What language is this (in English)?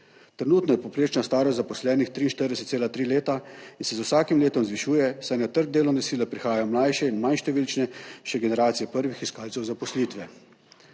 Slovenian